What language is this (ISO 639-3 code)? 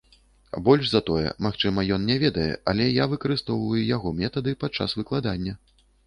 bel